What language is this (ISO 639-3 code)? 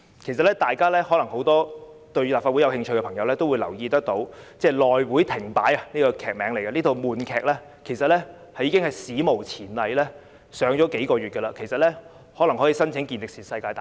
yue